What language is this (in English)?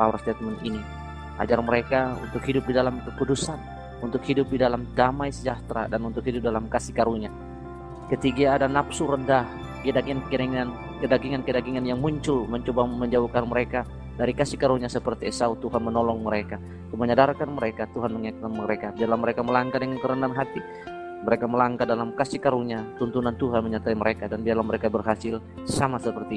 Indonesian